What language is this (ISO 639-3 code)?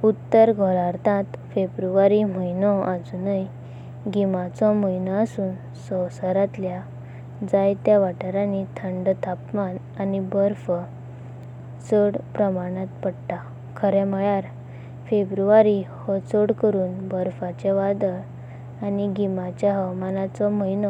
kok